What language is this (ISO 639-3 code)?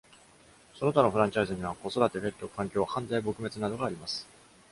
jpn